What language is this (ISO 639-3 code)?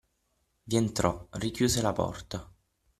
ita